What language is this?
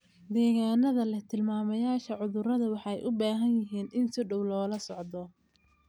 Somali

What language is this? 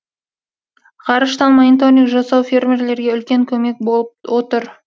Kazakh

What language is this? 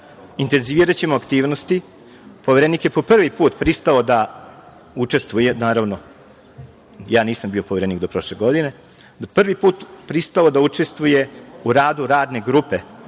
Serbian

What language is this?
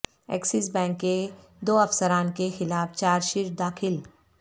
Urdu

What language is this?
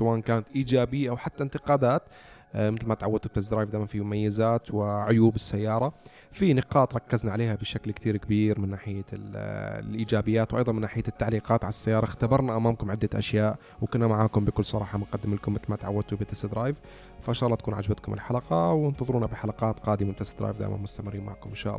Arabic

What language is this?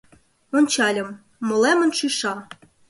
Mari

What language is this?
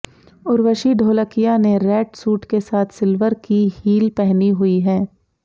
Hindi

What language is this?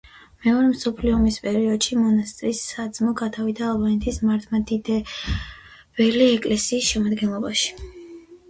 Georgian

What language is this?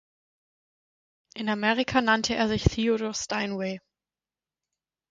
German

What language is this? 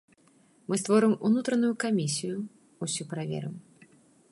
Belarusian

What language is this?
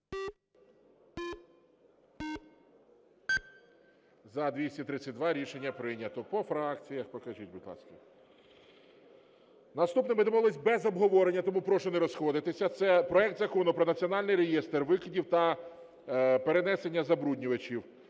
Ukrainian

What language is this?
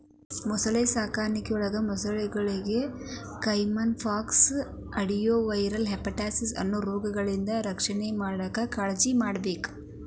Kannada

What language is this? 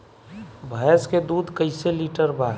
Bhojpuri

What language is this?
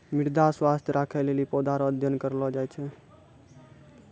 Maithili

